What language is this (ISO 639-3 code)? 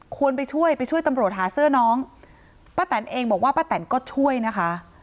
tha